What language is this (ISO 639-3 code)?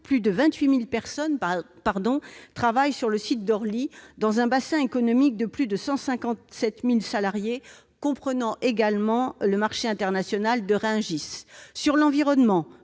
fra